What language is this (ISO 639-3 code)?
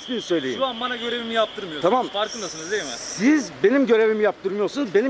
tur